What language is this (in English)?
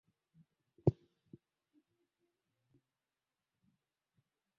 Swahili